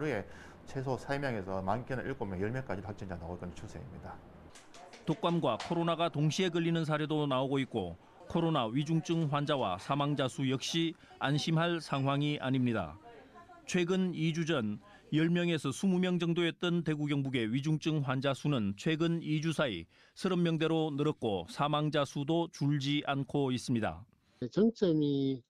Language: Korean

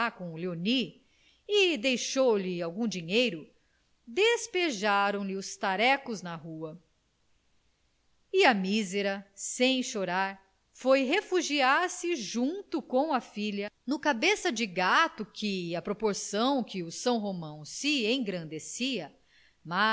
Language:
Portuguese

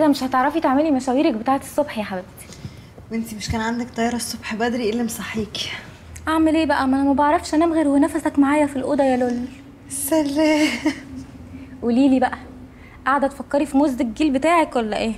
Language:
Arabic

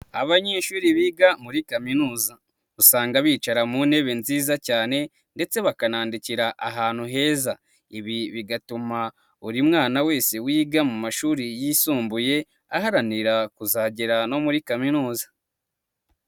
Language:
Kinyarwanda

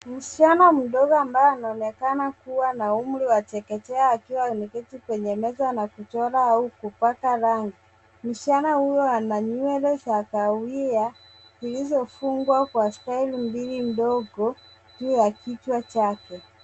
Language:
Swahili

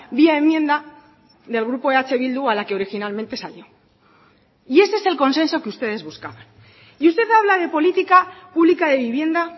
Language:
Spanish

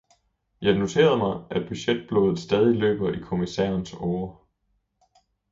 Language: Danish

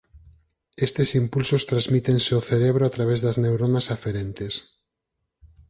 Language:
Galician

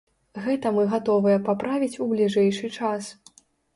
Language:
Belarusian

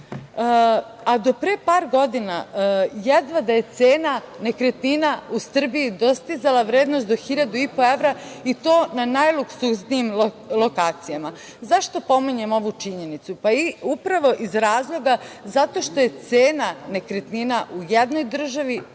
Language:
Serbian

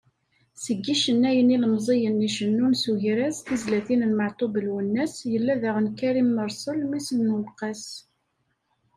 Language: Kabyle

